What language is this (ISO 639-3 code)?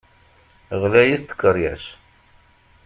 kab